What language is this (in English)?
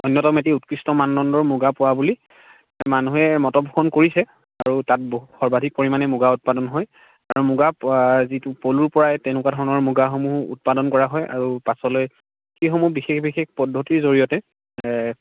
Assamese